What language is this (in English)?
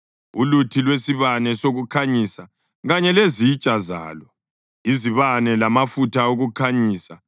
North Ndebele